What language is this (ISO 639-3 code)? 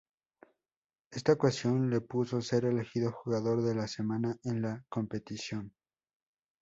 spa